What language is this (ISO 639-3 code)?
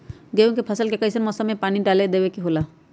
mag